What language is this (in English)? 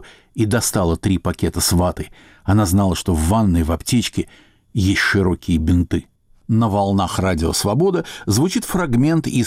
Russian